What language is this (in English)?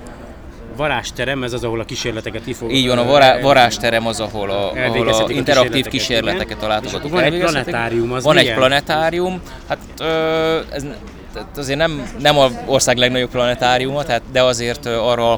Hungarian